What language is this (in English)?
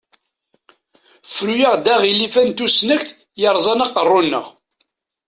Kabyle